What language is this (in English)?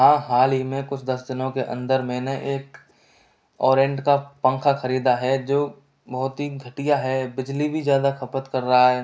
Hindi